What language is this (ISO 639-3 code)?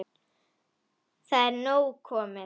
isl